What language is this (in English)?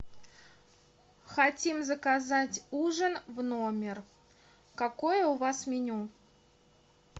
Russian